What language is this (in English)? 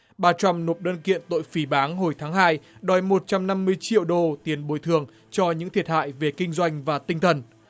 Vietnamese